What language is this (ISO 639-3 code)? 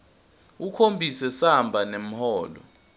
ssw